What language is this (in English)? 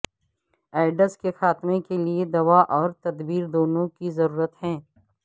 Urdu